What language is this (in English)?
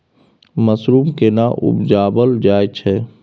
Maithili